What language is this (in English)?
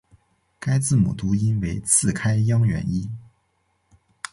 Chinese